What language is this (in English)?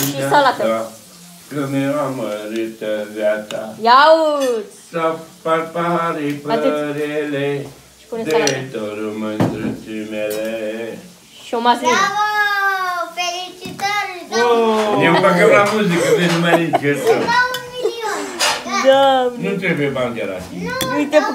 Romanian